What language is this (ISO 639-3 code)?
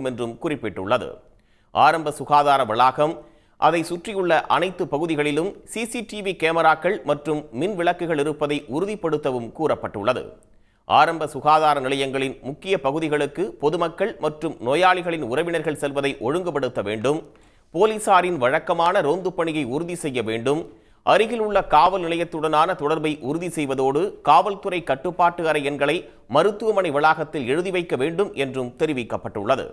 tam